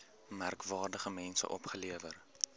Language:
Afrikaans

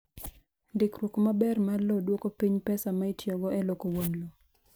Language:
Luo (Kenya and Tanzania)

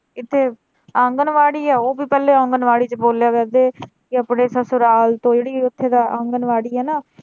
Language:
Punjabi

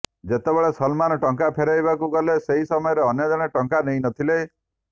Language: Odia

